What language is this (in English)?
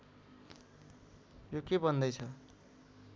Nepali